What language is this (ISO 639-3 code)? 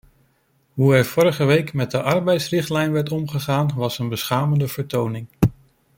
nld